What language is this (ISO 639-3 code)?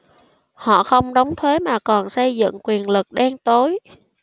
vie